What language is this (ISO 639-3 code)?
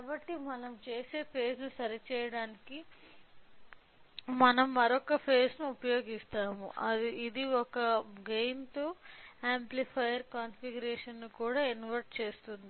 tel